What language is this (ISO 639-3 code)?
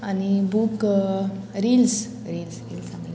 kok